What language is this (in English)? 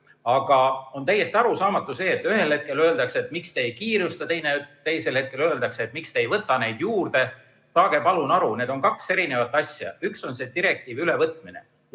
Estonian